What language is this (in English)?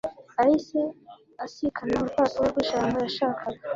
Kinyarwanda